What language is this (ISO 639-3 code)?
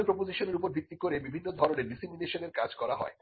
ben